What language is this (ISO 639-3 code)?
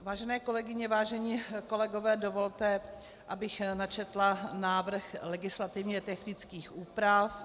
ces